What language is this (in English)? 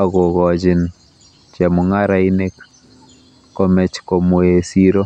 Kalenjin